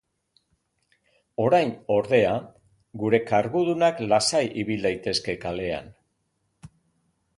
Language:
Basque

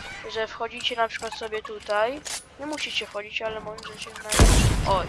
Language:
Polish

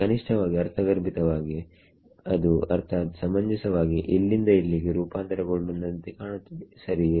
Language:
Kannada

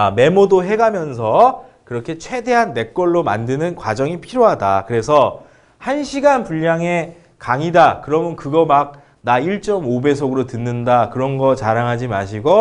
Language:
Korean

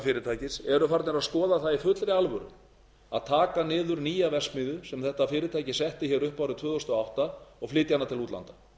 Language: Icelandic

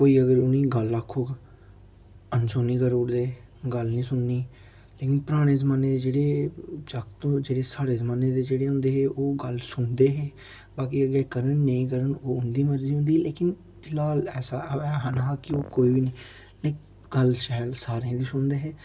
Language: Dogri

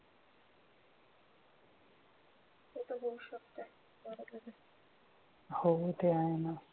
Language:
Marathi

